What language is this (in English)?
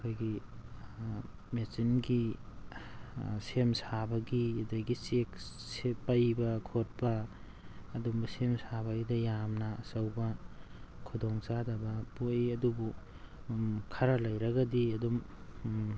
Manipuri